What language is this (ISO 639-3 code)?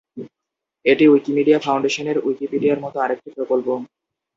ben